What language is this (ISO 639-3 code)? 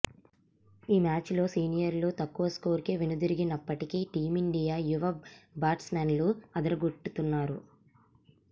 tel